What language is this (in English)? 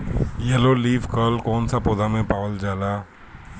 Bhojpuri